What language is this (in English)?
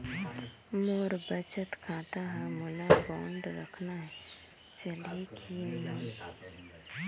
Chhattisgarhi